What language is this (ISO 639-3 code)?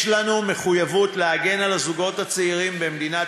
heb